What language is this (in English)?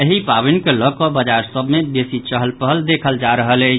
Maithili